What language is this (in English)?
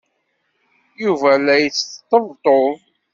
Kabyle